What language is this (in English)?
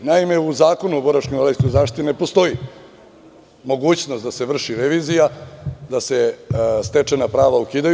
Serbian